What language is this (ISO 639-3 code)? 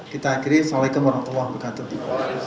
ind